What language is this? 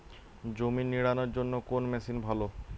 Bangla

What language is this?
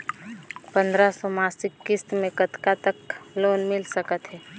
Chhattisgarhi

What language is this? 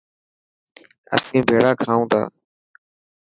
Dhatki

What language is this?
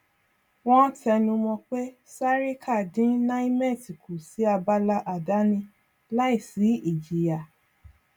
Yoruba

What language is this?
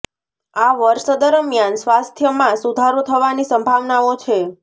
Gujarati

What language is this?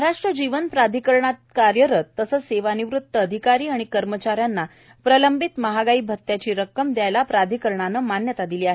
Marathi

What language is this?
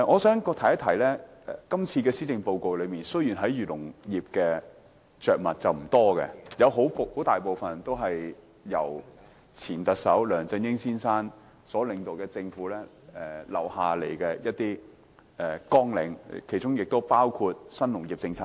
Cantonese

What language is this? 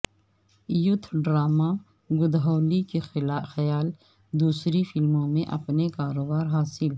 Urdu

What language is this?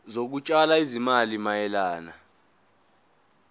Zulu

